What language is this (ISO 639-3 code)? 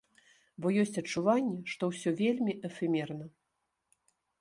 bel